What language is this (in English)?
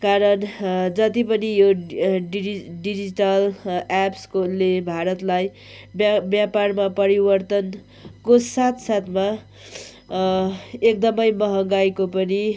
Nepali